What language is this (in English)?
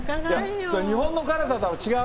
Japanese